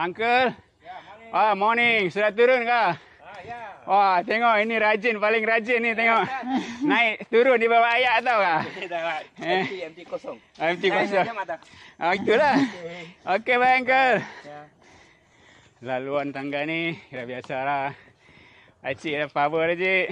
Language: Malay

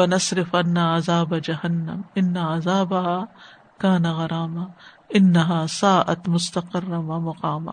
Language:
Urdu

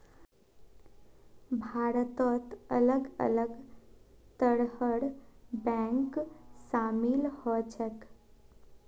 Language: Magahi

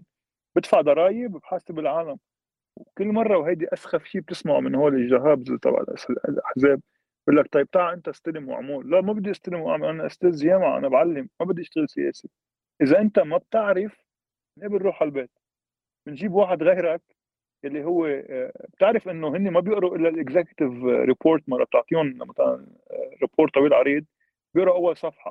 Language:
Arabic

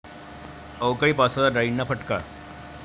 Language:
Marathi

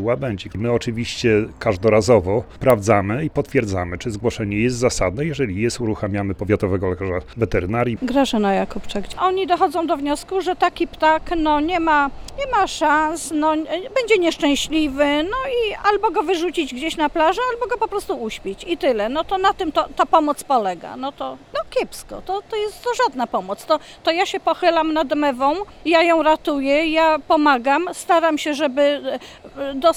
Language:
Polish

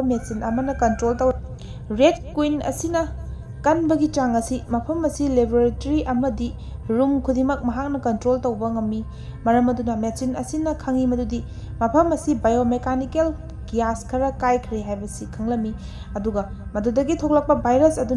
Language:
Dutch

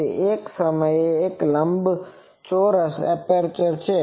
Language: Gujarati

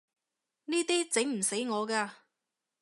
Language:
Cantonese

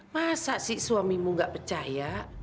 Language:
Indonesian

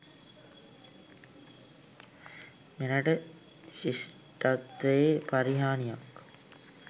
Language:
Sinhala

